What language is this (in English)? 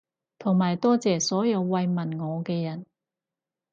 Cantonese